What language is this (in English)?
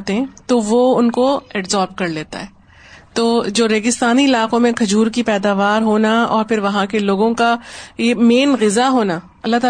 Urdu